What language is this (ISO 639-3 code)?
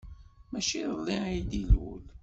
kab